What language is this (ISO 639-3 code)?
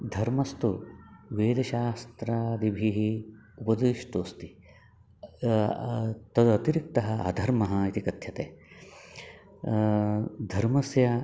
san